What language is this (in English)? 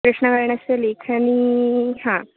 Sanskrit